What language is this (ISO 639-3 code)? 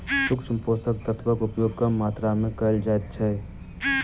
mai